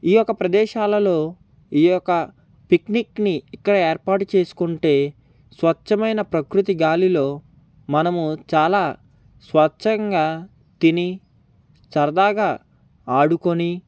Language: Telugu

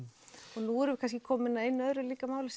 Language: Icelandic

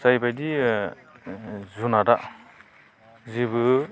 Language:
Bodo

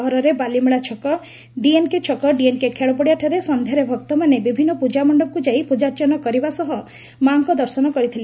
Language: Odia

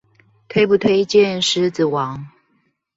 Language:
Chinese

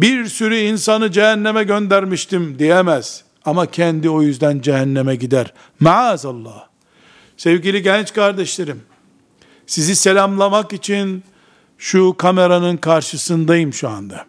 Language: Turkish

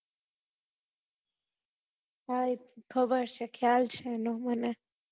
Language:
Gujarati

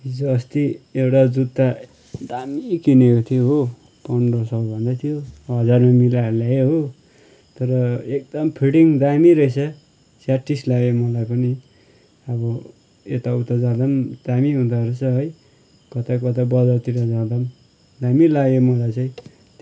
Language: Nepali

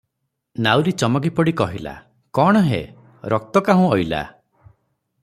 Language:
Odia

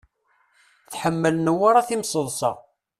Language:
Kabyle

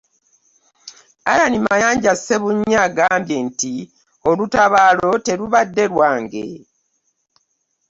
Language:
Ganda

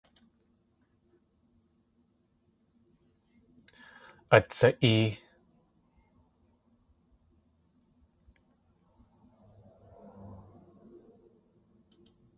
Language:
Tlingit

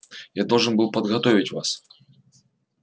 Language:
Russian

